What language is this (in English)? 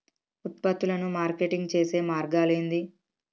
Telugu